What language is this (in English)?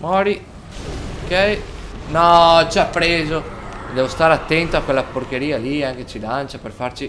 Italian